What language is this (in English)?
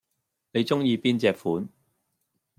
Cantonese